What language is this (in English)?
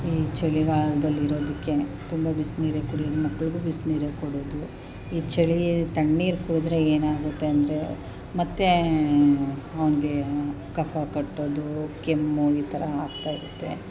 Kannada